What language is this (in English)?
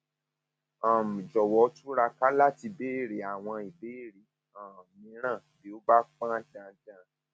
Yoruba